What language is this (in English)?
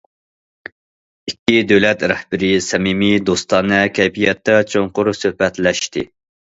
Uyghur